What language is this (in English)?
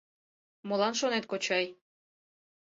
Mari